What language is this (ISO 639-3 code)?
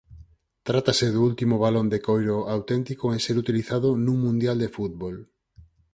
glg